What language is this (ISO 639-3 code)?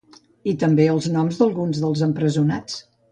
cat